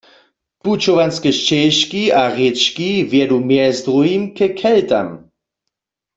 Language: Upper Sorbian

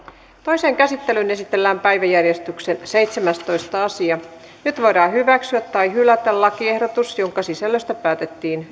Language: Finnish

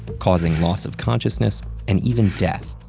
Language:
English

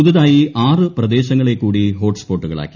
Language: Malayalam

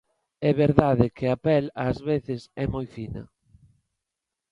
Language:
Galician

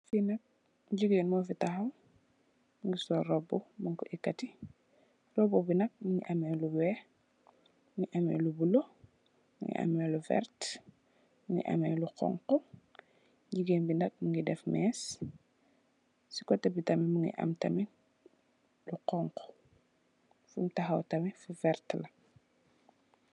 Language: Wolof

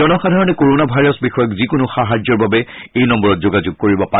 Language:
Assamese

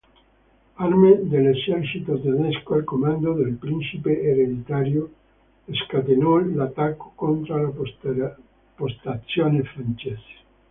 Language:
Italian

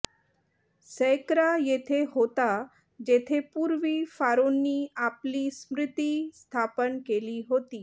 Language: Marathi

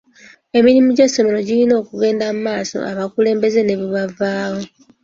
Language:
Ganda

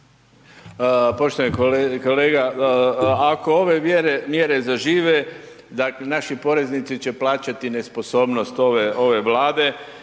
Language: Croatian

